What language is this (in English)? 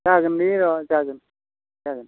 Bodo